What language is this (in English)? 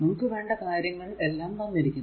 Malayalam